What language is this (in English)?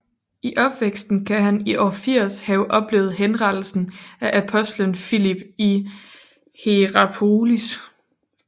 Danish